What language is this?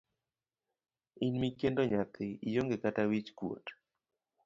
Luo (Kenya and Tanzania)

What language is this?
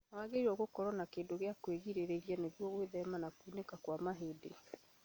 Kikuyu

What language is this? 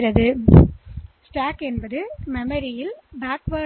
Tamil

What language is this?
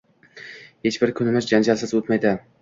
Uzbek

